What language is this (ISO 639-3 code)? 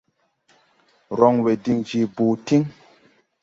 tui